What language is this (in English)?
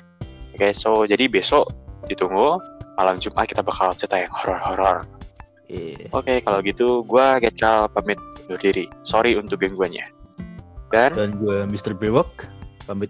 Indonesian